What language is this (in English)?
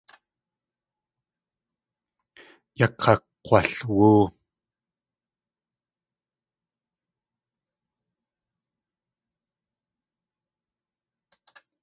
Tlingit